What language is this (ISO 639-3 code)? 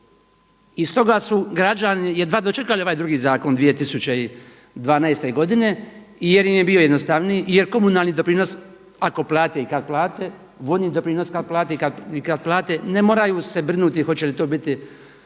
hrv